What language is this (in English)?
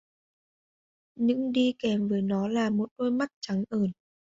Vietnamese